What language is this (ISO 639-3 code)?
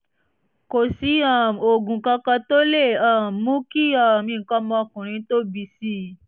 yor